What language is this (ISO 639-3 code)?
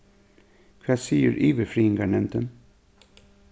fao